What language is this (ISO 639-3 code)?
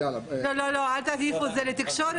heb